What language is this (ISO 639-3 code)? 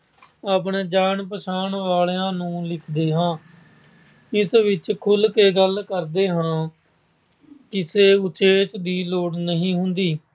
pan